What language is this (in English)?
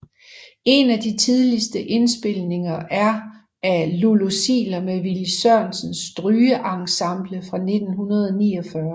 Danish